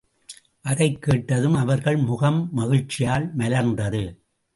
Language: Tamil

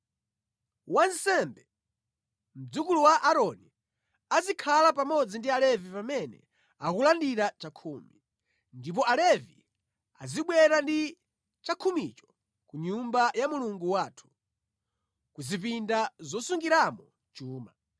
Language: Nyanja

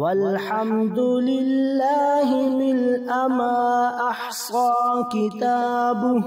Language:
Arabic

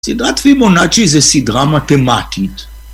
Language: Hebrew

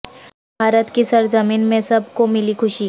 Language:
Urdu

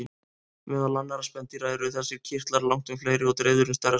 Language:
Icelandic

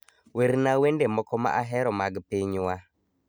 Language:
Luo (Kenya and Tanzania)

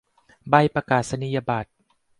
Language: Thai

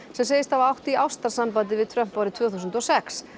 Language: Icelandic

